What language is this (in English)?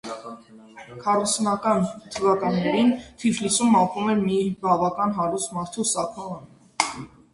Armenian